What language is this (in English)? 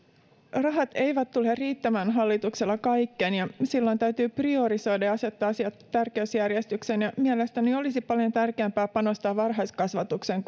Finnish